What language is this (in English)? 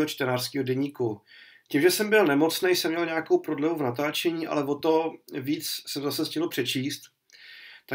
Czech